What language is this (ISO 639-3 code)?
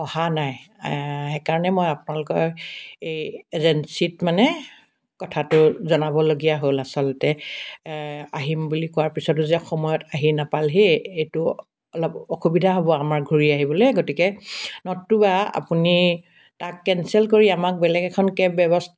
asm